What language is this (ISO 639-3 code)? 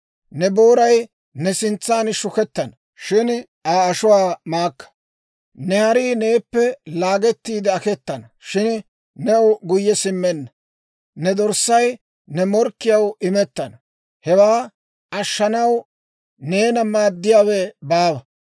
dwr